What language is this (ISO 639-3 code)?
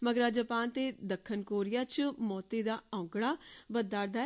doi